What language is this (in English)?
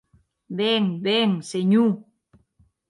Occitan